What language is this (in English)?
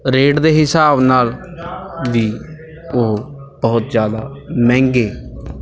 Punjabi